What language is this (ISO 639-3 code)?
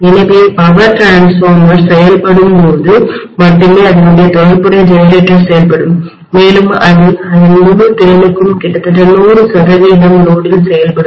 tam